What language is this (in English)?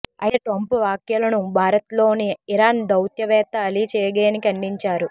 Telugu